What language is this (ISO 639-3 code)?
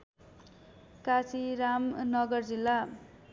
nep